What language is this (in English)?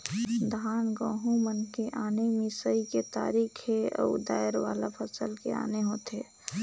Chhattisgarhi